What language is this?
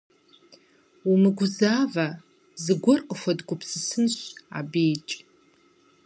Kabardian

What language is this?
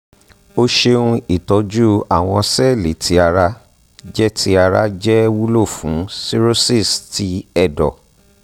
Yoruba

